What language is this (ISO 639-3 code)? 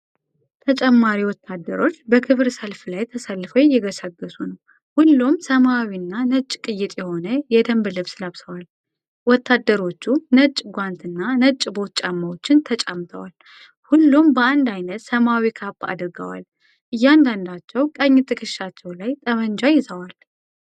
amh